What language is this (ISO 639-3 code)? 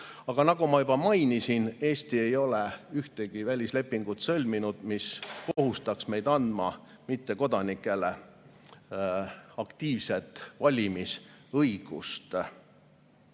est